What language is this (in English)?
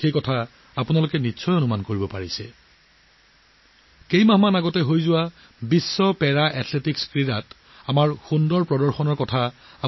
Assamese